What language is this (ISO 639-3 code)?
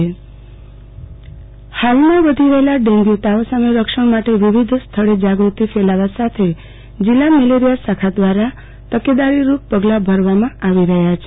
guj